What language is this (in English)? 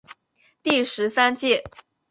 Chinese